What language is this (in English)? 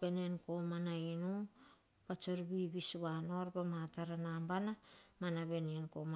Hahon